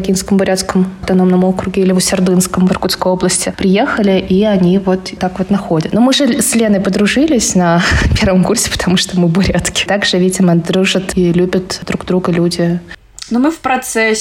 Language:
Russian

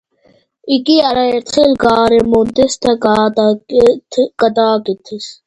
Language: Georgian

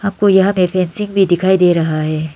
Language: Hindi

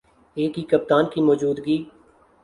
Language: Urdu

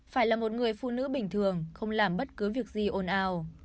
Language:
Vietnamese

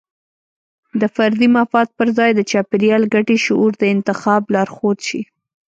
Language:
Pashto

